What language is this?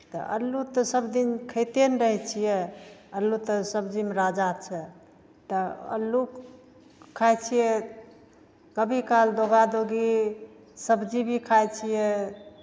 Maithili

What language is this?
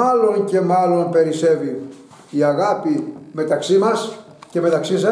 Greek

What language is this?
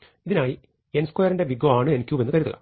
Malayalam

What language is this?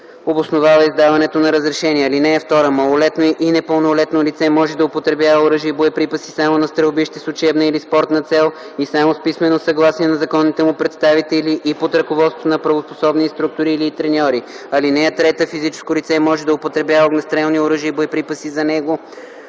Bulgarian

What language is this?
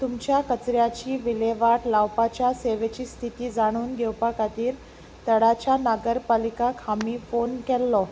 Konkani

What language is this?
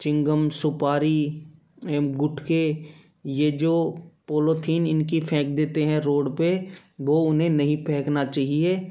Hindi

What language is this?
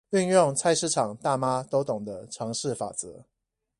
Chinese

